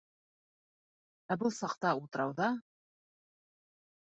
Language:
Bashkir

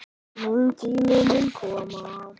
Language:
Icelandic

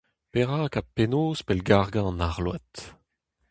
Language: Breton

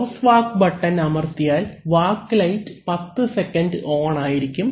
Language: Malayalam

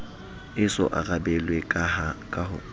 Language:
Southern Sotho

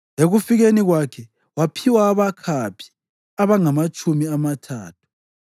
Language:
North Ndebele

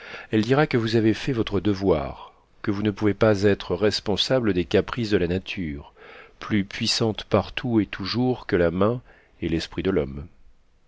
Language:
French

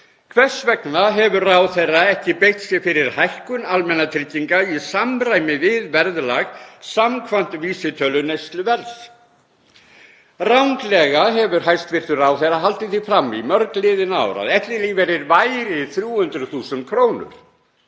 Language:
Icelandic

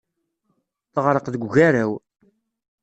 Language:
Kabyle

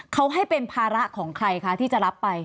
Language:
Thai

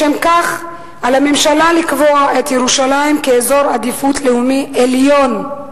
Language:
Hebrew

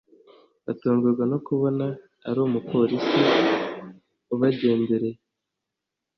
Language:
Kinyarwanda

